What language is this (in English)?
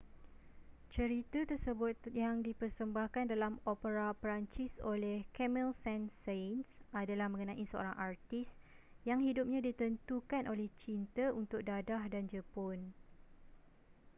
Malay